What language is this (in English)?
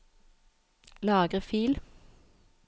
Norwegian